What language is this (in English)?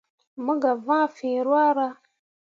Mundang